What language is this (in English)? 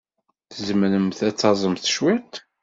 Kabyle